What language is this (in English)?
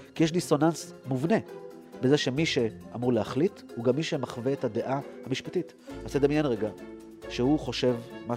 Hebrew